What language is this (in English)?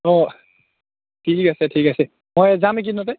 Assamese